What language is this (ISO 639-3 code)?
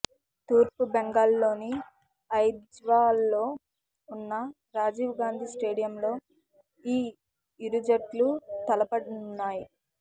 tel